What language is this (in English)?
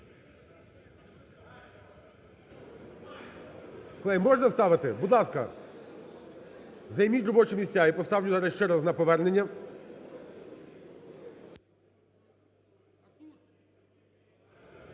Ukrainian